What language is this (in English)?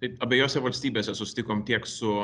Lithuanian